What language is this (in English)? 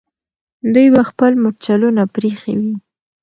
Pashto